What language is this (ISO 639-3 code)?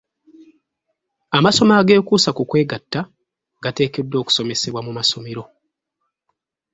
lug